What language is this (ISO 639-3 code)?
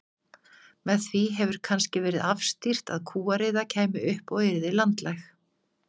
isl